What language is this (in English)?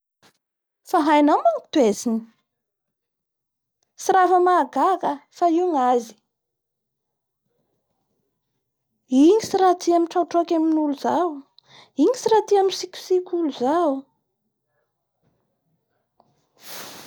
Bara Malagasy